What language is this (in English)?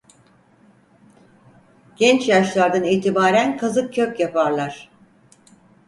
Turkish